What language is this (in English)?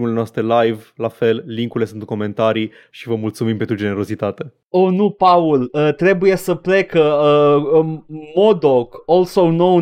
Romanian